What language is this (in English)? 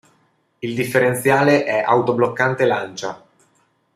Italian